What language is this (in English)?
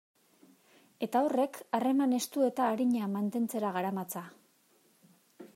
Basque